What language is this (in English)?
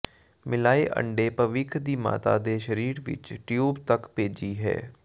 Punjabi